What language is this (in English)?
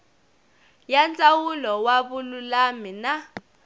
Tsonga